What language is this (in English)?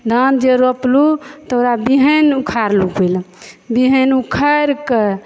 Maithili